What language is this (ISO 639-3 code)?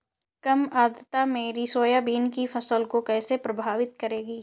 hin